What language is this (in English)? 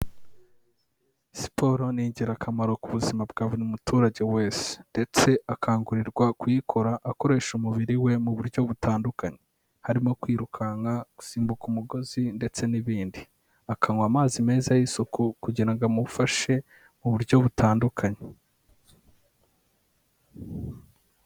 Kinyarwanda